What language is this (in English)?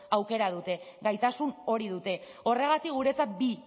Basque